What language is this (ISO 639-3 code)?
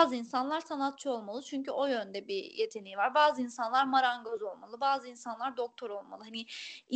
tur